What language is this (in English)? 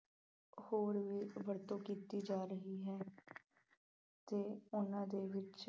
Punjabi